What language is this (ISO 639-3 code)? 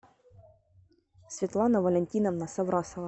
rus